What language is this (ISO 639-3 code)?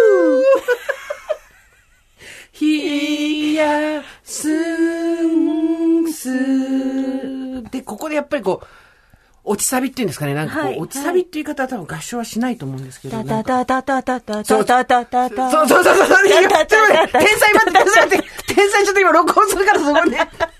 jpn